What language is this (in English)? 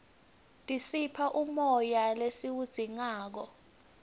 Swati